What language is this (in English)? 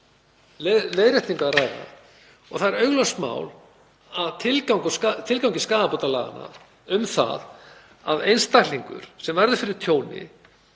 Icelandic